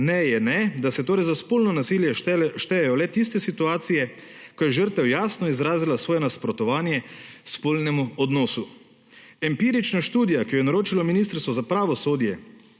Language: Slovenian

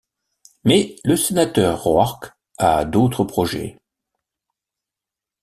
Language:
French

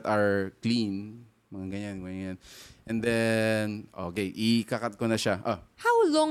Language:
Filipino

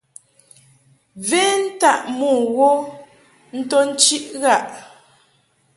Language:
Mungaka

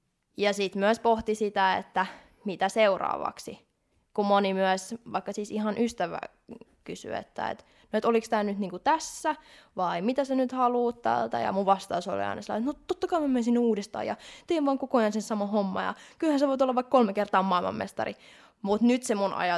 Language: Finnish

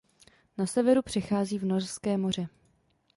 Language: Czech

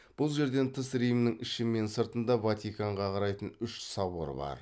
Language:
Kazakh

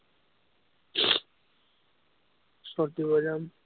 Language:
Assamese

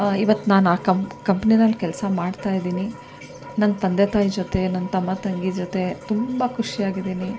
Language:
Kannada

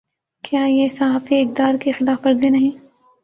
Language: Urdu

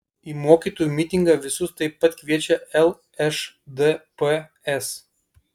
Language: Lithuanian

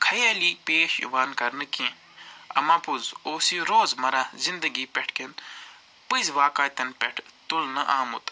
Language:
Kashmiri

